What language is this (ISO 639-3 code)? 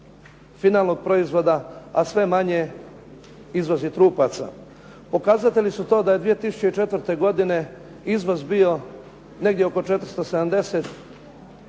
hrv